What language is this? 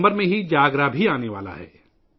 Urdu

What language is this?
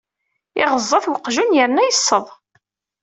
Kabyle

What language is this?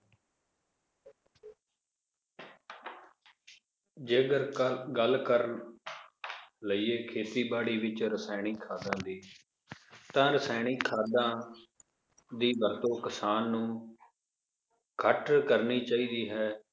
Punjabi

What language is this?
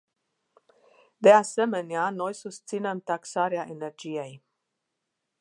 Romanian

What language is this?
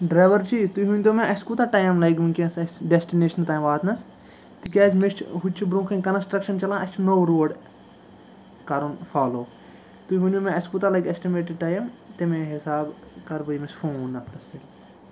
Kashmiri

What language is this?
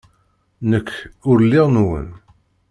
Kabyle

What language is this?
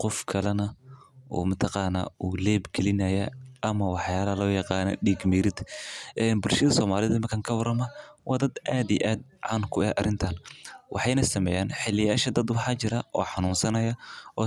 Somali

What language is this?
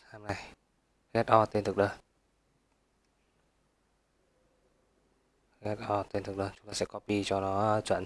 Vietnamese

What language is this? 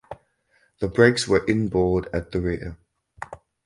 English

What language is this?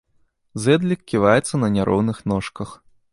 Belarusian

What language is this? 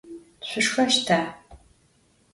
Adyghe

